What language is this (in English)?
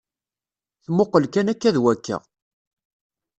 Kabyle